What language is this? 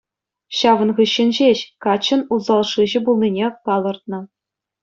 Chuvash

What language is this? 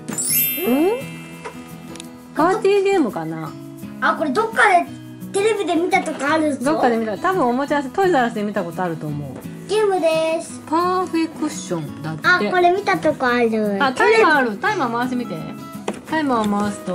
Japanese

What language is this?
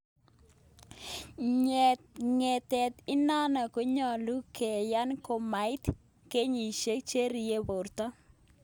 Kalenjin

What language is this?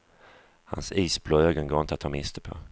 Swedish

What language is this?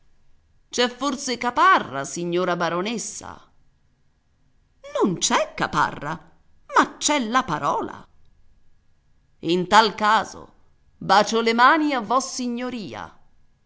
Italian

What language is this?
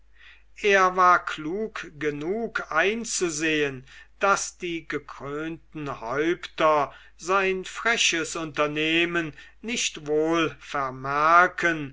German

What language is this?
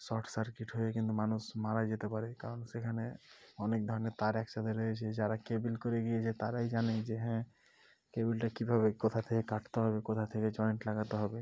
Bangla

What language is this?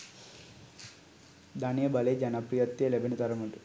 Sinhala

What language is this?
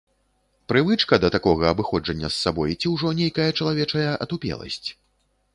Belarusian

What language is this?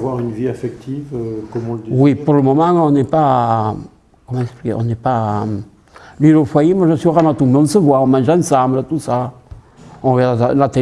French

